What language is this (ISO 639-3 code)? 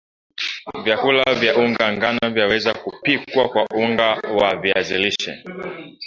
swa